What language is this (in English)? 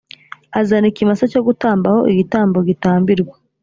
Kinyarwanda